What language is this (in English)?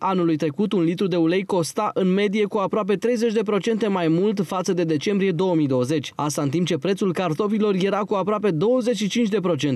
Romanian